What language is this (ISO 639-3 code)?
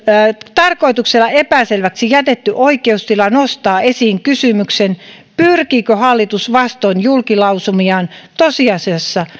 fin